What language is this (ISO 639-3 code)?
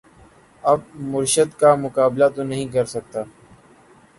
urd